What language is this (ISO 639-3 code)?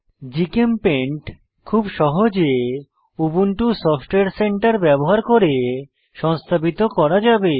ben